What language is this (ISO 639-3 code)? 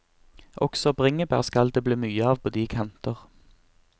nor